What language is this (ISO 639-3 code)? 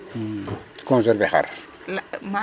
srr